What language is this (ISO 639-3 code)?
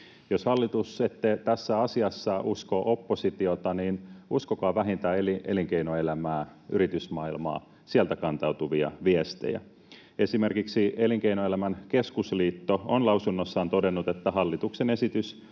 fin